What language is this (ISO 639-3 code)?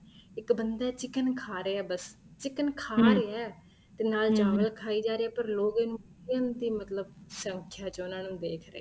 pan